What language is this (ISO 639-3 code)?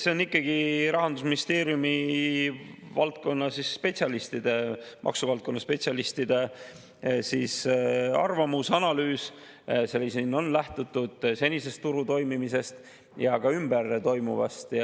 est